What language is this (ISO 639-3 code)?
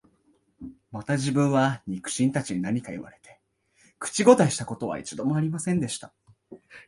jpn